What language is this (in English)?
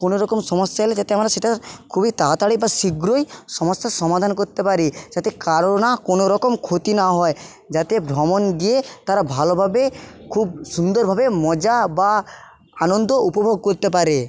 Bangla